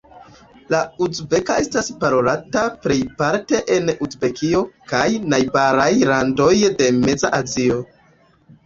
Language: Esperanto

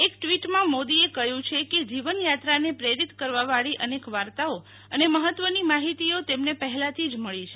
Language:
Gujarati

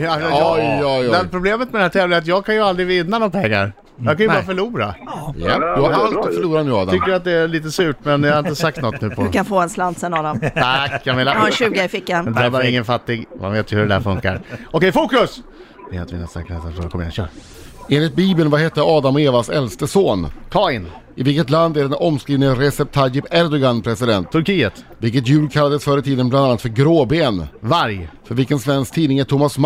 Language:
Swedish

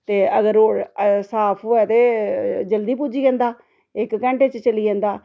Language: Dogri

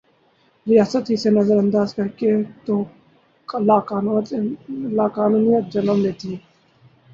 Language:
Urdu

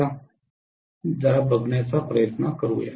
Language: Marathi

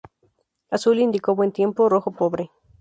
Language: Spanish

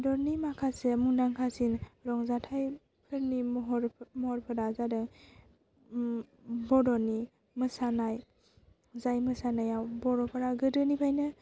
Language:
Bodo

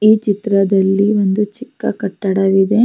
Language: Kannada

